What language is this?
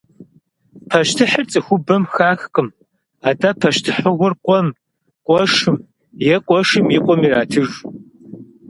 Kabardian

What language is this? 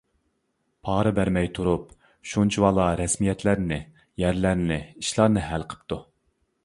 Uyghur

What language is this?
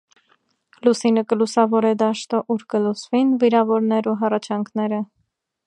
Armenian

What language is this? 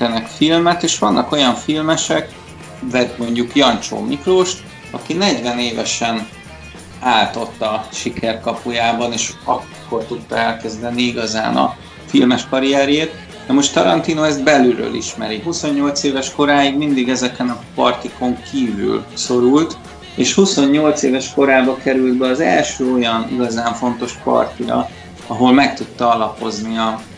Hungarian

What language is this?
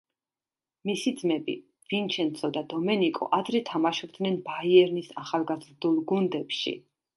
Georgian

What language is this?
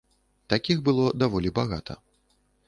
Belarusian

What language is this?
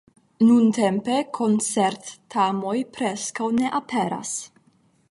Esperanto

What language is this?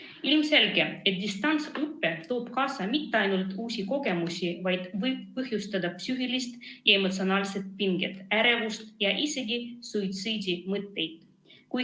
Estonian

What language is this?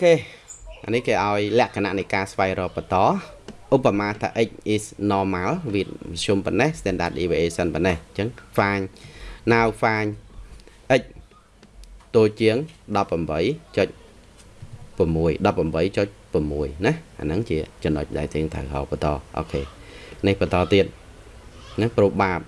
Vietnamese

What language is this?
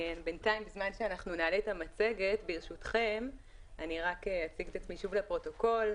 Hebrew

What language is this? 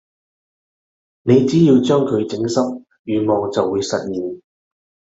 Cantonese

